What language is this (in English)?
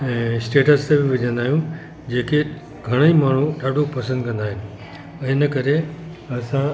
Sindhi